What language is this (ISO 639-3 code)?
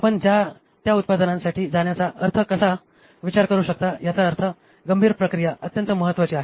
mar